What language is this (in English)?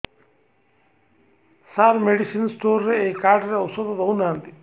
Odia